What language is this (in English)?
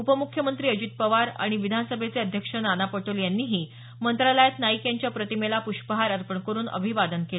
Marathi